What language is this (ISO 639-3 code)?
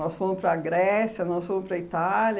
por